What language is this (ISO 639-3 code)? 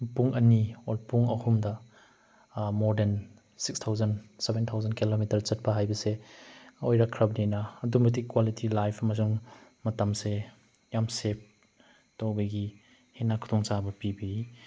mni